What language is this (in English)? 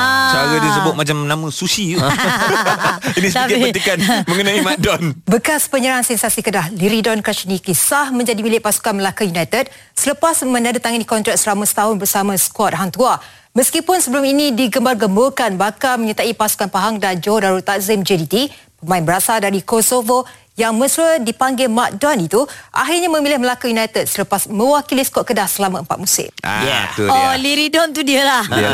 Malay